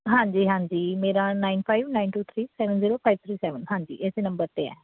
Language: Punjabi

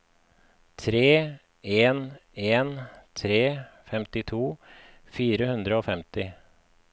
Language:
Norwegian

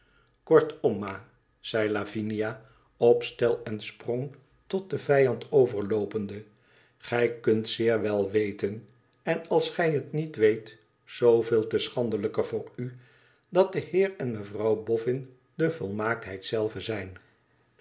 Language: Dutch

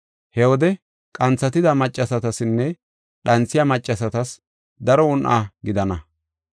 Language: Gofa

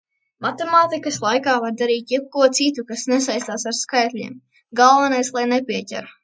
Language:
Latvian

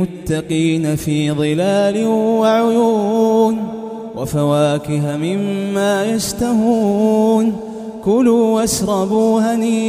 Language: Arabic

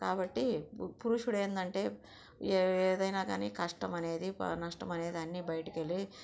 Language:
Telugu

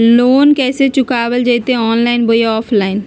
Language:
Magahi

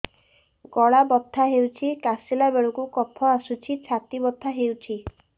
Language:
Odia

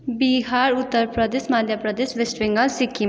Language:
Nepali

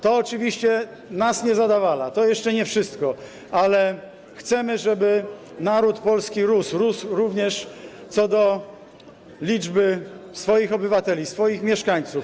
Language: Polish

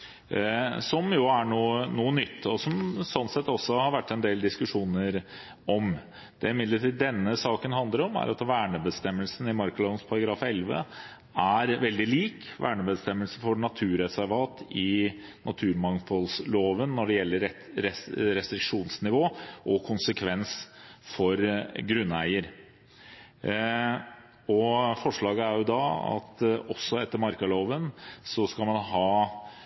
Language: Norwegian Bokmål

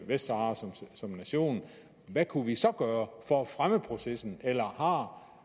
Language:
Danish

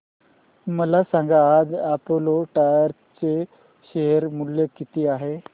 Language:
Marathi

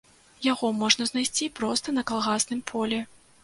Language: Belarusian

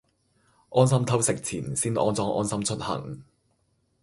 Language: Cantonese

